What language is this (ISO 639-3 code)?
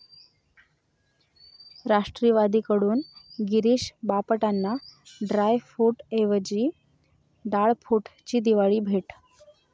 mar